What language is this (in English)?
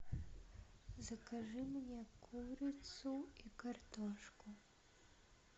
Russian